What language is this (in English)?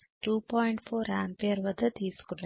Telugu